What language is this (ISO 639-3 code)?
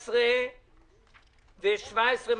heb